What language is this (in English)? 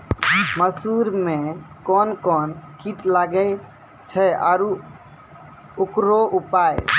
Maithili